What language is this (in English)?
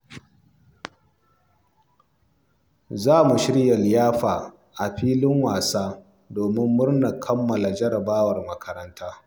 Hausa